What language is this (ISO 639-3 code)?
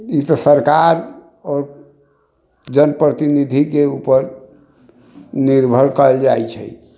mai